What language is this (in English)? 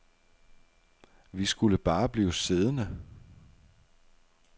Danish